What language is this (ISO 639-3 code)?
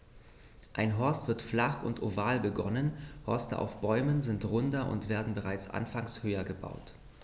deu